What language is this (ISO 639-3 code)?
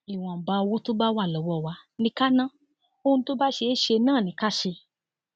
yor